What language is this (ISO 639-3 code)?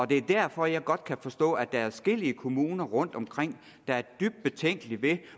dan